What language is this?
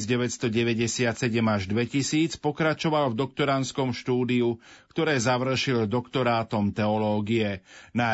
Slovak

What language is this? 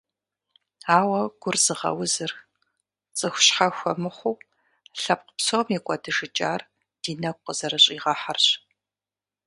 Kabardian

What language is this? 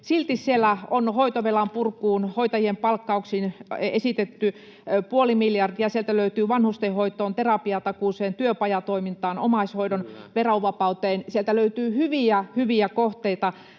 Finnish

